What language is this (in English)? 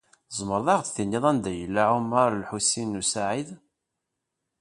Kabyle